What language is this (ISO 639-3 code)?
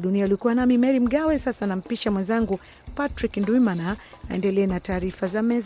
swa